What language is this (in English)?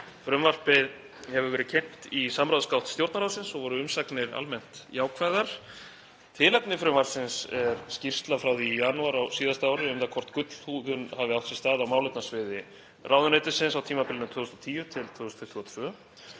Icelandic